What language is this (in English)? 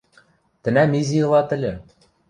Western Mari